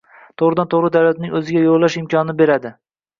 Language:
Uzbek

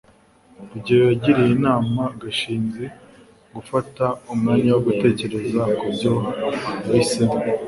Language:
Kinyarwanda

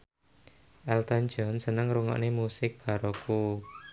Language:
Javanese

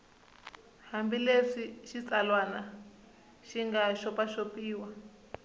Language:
Tsonga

